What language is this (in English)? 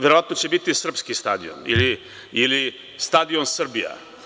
Serbian